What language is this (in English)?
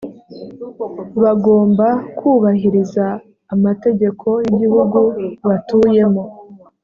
Kinyarwanda